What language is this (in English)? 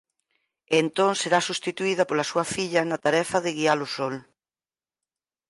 Galician